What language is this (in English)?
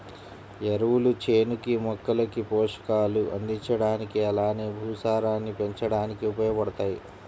Telugu